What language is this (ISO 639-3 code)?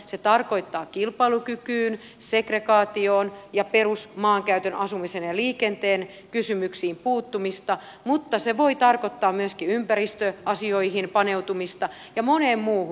fin